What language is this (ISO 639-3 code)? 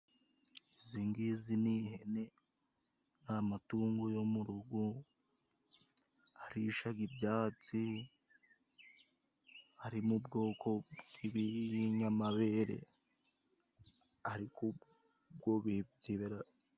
kin